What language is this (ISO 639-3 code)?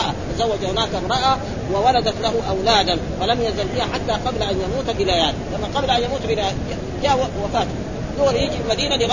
ara